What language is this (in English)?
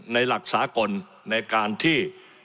Thai